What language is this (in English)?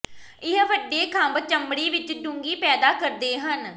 Punjabi